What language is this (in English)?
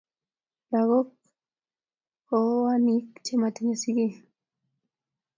Kalenjin